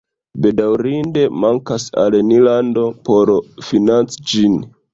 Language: Esperanto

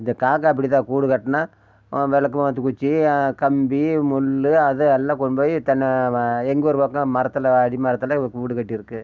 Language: Tamil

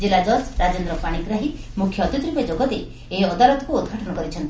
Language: Odia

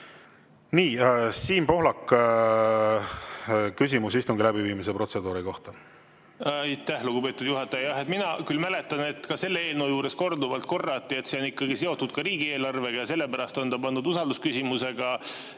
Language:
Estonian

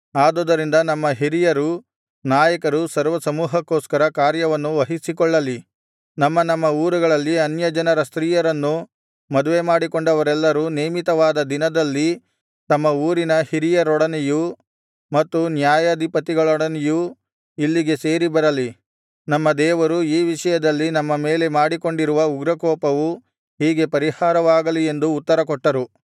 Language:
Kannada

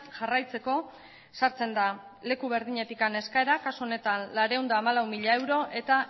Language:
Basque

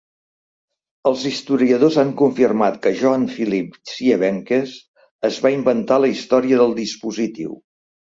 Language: Catalan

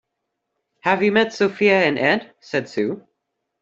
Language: English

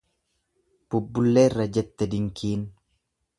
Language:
Oromo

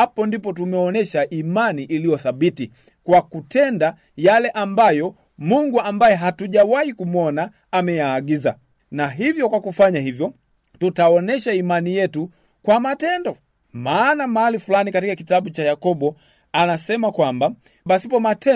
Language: Swahili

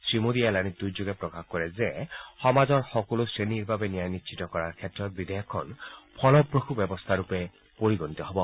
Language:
Assamese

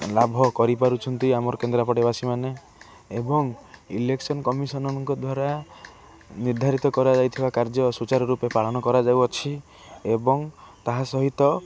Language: Odia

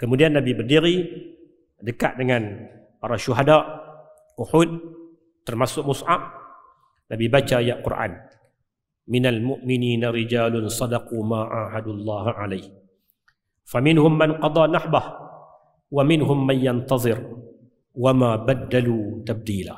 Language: Malay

